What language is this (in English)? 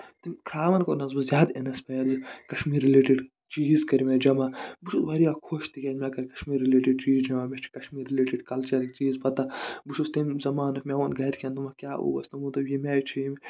Kashmiri